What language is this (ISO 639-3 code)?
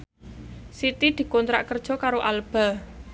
jav